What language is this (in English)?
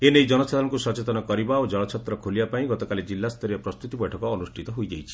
Odia